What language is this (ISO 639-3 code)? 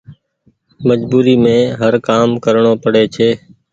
gig